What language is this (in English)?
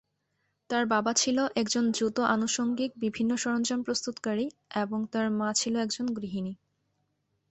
Bangla